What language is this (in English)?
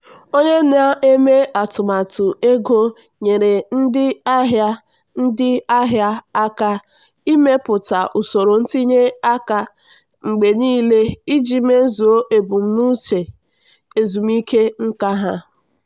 Igbo